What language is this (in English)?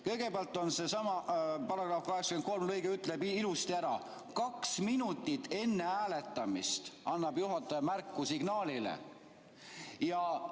Estonian